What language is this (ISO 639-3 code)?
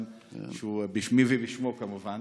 heb